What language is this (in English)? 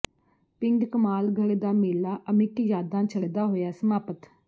Punjabi